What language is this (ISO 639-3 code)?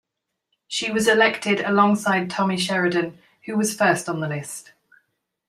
eng